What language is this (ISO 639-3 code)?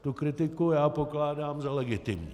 ces